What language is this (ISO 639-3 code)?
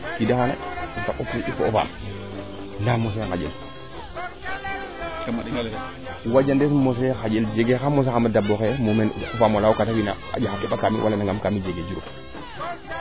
srr